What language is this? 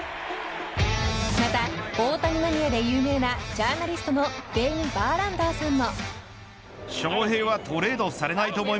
Japanese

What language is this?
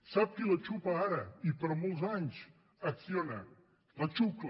Catalan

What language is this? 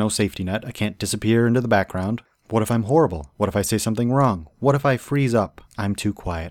English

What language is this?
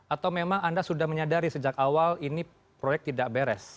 Indonesian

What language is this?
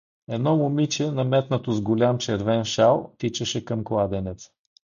Bulgarian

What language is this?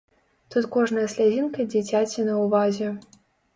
Belarusian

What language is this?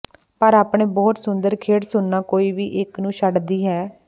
Punjabi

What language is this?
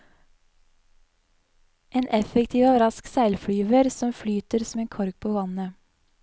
Norwegian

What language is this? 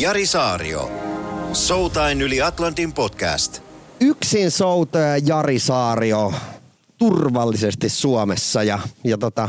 Finnish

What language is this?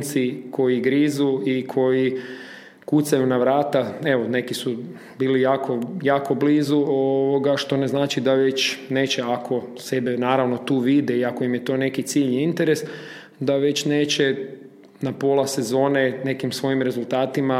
Croatian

